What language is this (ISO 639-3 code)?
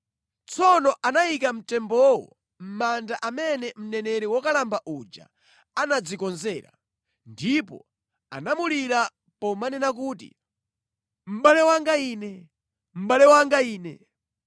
nya